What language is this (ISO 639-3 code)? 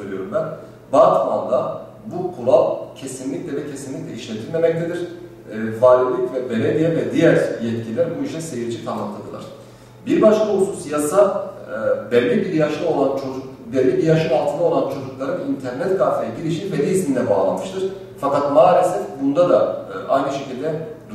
tur